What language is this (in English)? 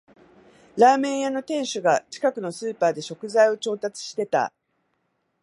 Japanese